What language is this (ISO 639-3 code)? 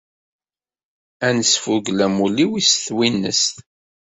kab